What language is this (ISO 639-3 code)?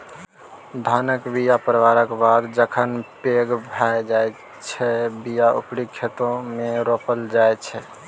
mai